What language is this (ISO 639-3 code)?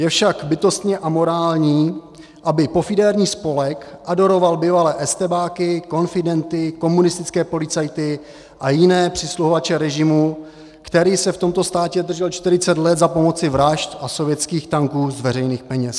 ces